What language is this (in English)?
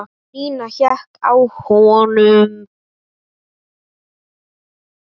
Icelandic